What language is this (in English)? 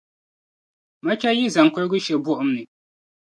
Dagbani